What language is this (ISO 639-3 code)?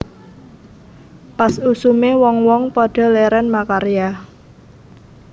jav